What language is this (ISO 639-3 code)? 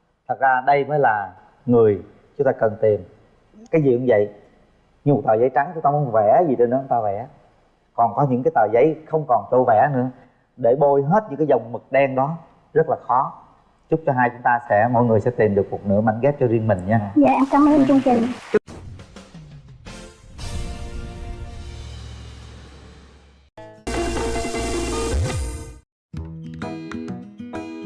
vie